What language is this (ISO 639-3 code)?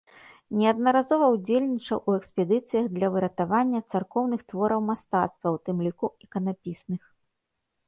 bel